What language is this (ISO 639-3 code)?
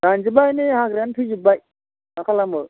brx